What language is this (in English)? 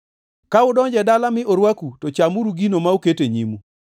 Luo (Kenya and Tanzania)